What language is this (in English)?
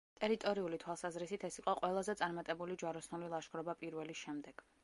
Georgian